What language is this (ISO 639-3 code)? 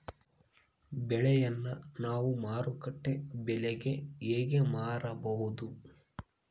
kan